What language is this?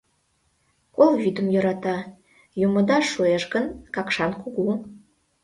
Mari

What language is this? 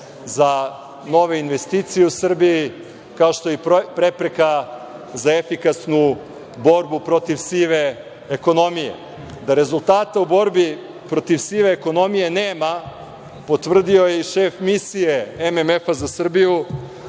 Serbian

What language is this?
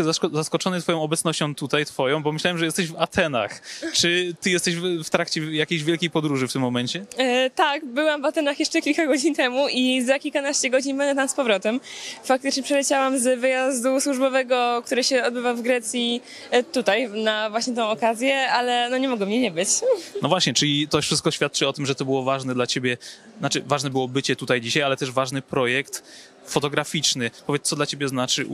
Polish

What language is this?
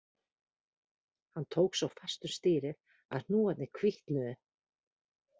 Icelandic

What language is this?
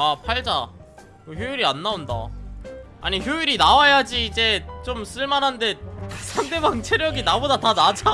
Korean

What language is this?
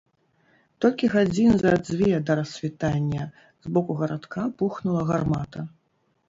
Belarusian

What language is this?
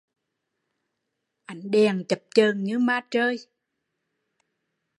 Vietnamese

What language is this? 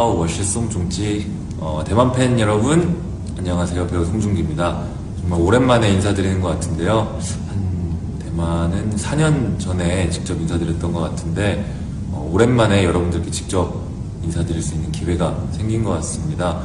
Korean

